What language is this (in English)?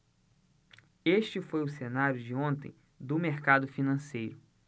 Portuguese